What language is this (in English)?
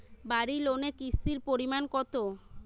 Bangla